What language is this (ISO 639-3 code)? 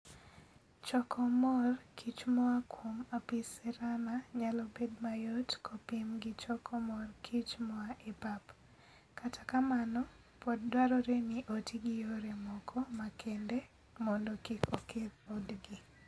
luo